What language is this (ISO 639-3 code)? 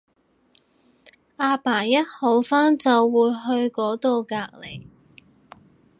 yue